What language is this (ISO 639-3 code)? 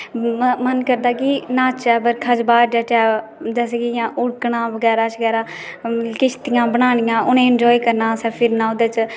doi